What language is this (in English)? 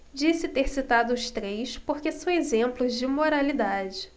Portuguese